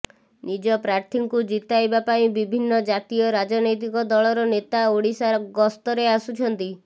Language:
Odia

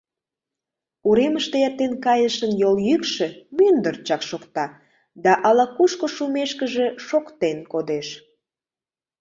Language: Mari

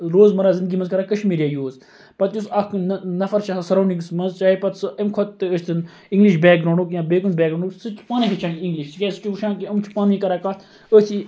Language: Kashmiri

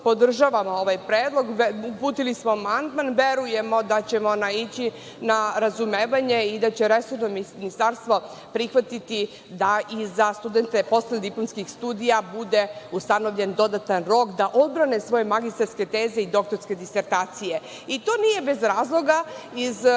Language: Serbian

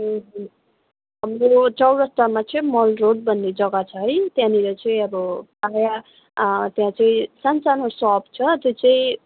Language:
Nepali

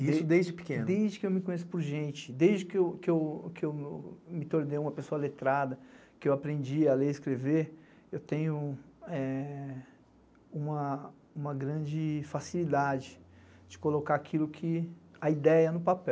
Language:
Portuguese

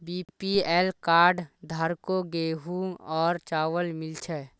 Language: Magahi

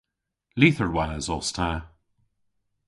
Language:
Cornish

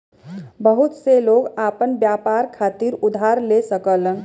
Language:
Bhojpuri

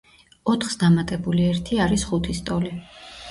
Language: Georgian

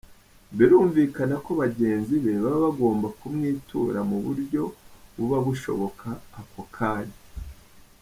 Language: Kinyarwanda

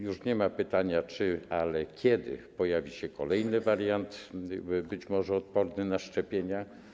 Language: Polish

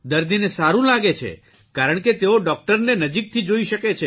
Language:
Gujarati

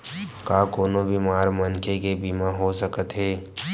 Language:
Chhattisgarhi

